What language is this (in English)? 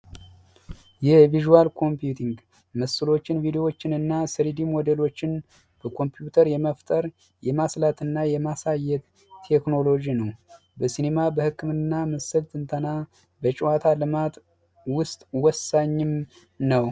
Amharic